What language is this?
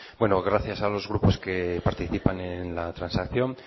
Spanish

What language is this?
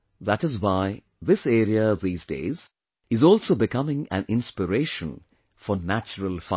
English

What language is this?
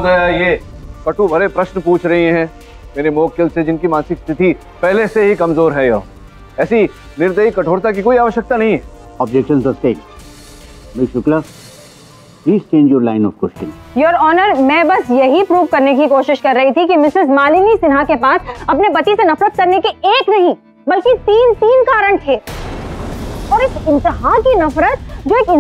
Hindi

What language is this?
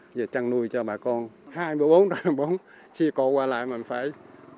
Vietnamese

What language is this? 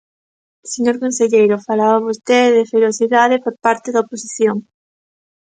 Galician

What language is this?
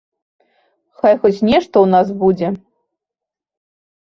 Belarusian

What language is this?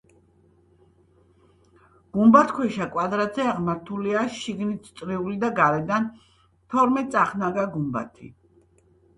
Georgian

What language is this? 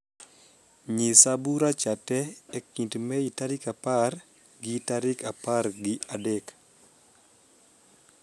Luo (Kenya and Tanzania)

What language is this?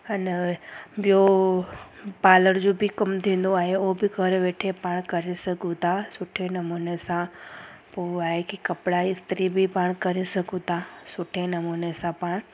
Sindhi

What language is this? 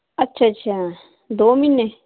Punjabi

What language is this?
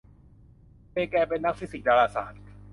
Thai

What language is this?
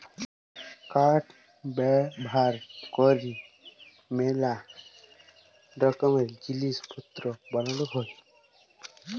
Bangla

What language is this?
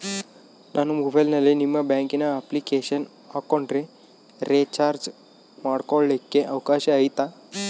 Kannada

